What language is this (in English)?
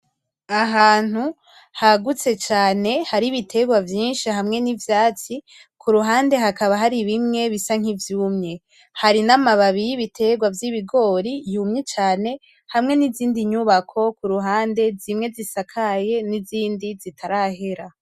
Rundi